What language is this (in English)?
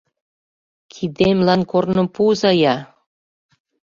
Mari